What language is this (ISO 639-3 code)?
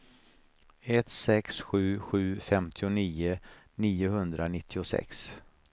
swe